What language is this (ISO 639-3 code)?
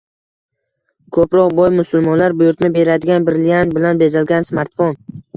uzb